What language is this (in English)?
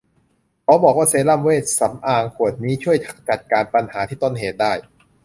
Thai